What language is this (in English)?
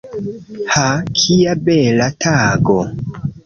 Esperanto